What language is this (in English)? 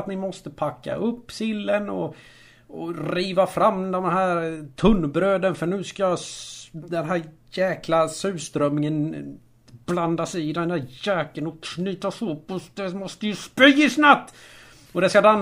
Swedish